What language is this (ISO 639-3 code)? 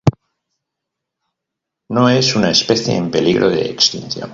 spa